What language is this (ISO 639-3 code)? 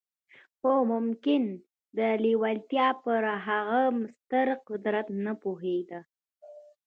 pus